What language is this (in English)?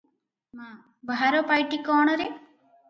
Odia